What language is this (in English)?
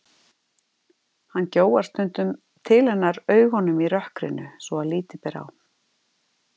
Icelandic